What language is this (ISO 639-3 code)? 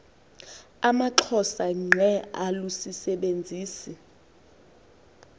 xho